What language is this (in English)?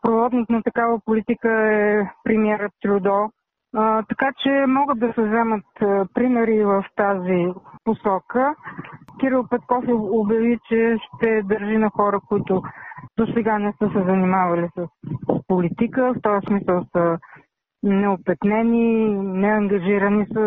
Bulgarian